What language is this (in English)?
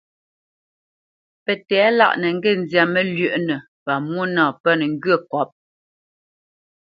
Bamenyam